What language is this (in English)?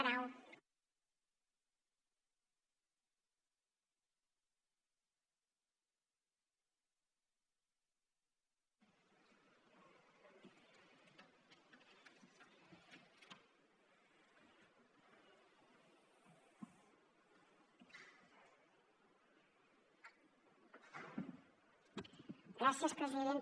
Catalan